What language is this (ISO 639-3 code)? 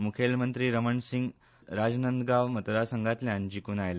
kok